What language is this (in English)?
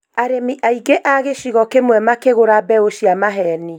Kikuyu